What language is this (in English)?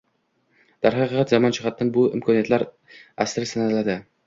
Uzbek